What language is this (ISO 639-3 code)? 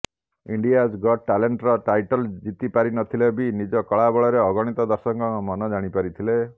ori